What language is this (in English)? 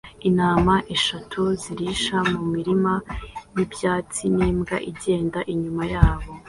Kinyarwanda